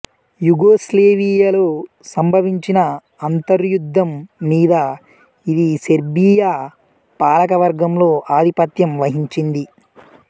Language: Telugu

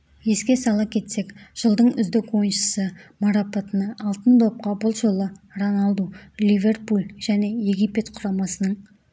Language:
Kazakh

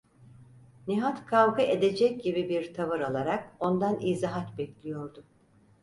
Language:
Turkish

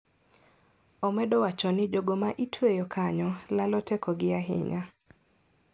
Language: Luo (Kenya and Tanzania)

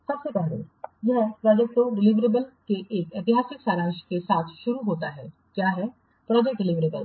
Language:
Hindi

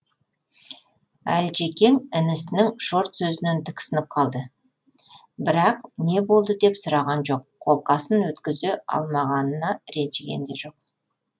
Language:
Kazakh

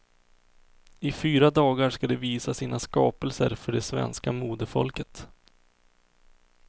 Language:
Swedish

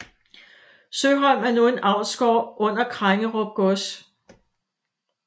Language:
Danish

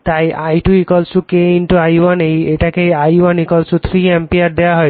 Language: Bangla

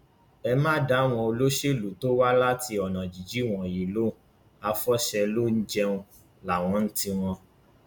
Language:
Yoruba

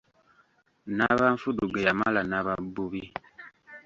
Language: Ganda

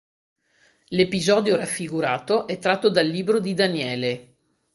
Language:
Italian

